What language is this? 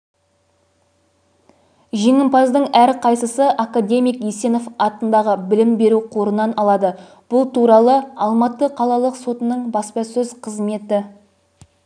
Kazakh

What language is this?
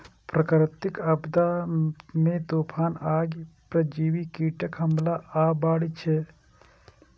Maithili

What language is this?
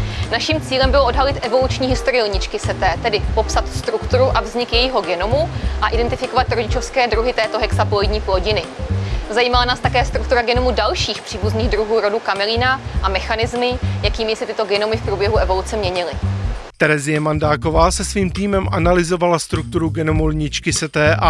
Czech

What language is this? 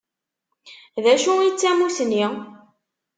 Kabyle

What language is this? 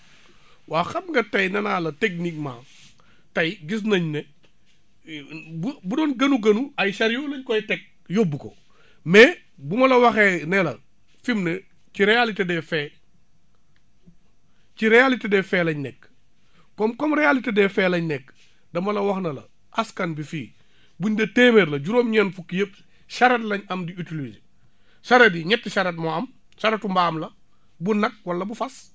Wolof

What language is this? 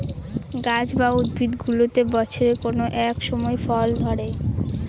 Bangla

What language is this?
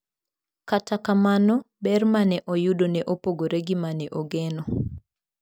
Luo (Kenya and Tanzania)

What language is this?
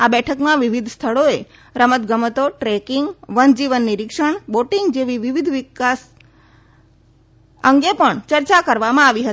Gujarati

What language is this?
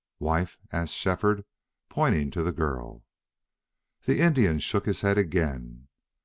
English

